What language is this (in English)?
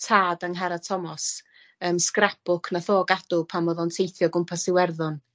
Welsh